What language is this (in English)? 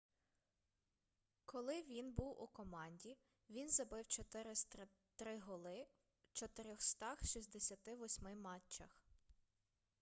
Ukrainian